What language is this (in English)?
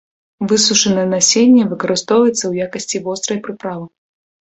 Belarusian